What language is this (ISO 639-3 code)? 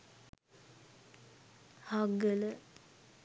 sin